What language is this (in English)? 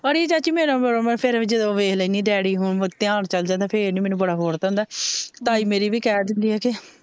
Punjabi